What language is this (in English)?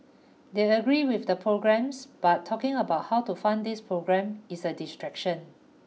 English